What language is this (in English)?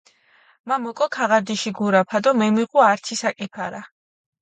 Mingrelian